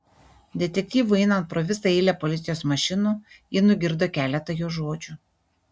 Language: Lithuanian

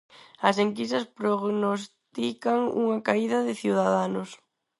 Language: Galician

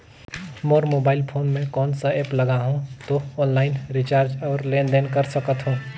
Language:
Chhattisgarhi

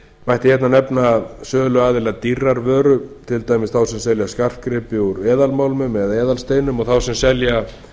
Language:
Icelandic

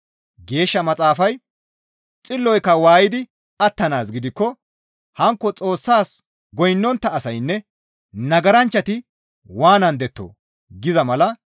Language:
Gamo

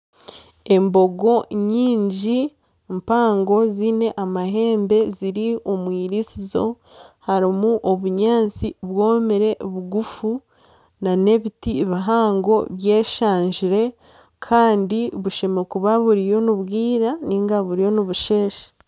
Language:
Nyankole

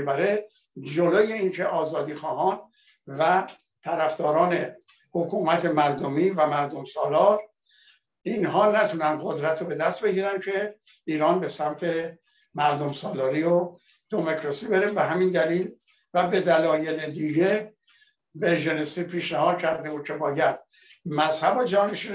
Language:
Persian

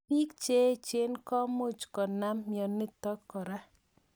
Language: Kalenjin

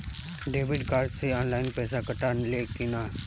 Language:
Bhojpuri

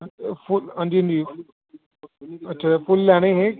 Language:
Dogri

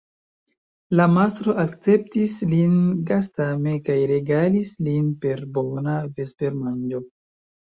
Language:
Esperanto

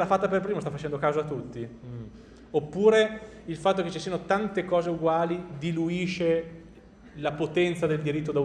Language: Italian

